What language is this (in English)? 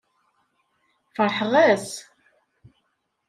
Kabyle